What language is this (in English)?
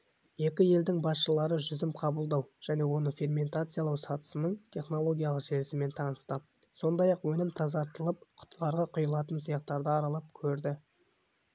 Kazakh